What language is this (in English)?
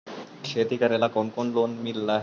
Magahi